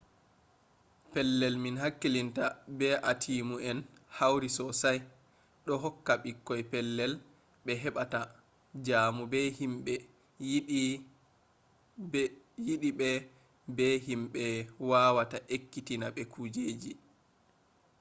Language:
Fula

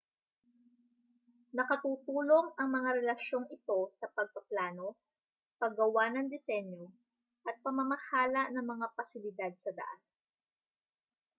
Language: Filipino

